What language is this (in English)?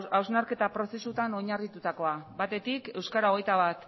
Basque